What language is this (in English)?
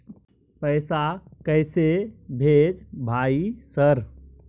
Maithili